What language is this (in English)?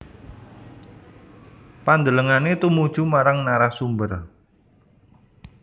Javanese